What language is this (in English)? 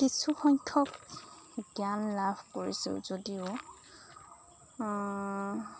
Assamese